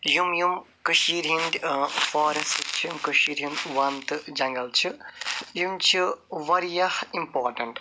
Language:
Kashmiri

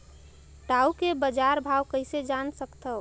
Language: Chhattisgarhi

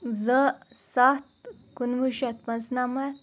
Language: Kashmiri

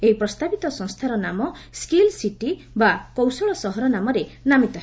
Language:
Odia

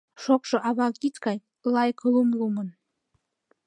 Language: Mari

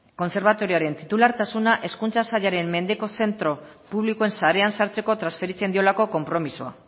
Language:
Basque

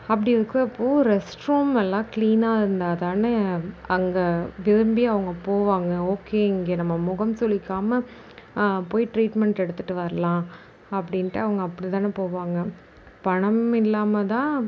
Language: Tamil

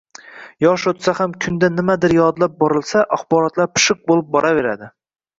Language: Uzbek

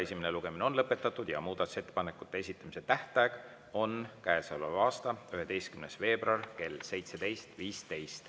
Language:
Estonian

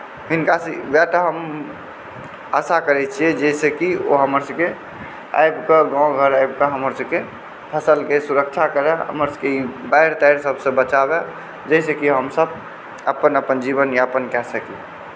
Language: Maithili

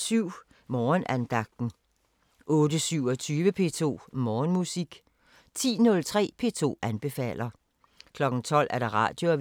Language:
Danish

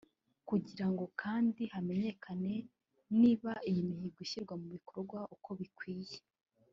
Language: Kinyarwanda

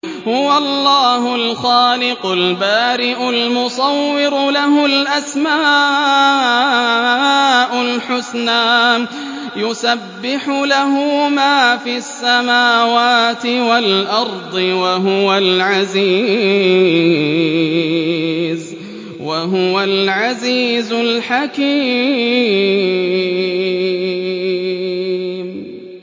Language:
Arabic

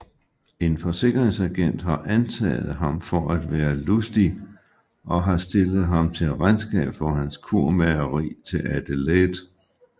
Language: Danish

